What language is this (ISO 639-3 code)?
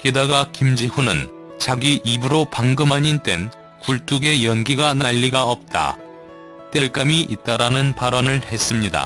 kor